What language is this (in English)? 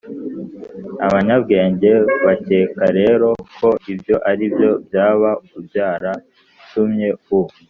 Kinyarwanda